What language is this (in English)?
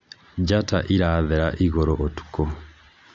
Kikuyu